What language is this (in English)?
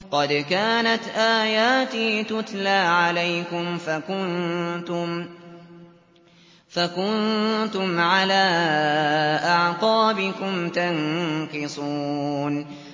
Arabic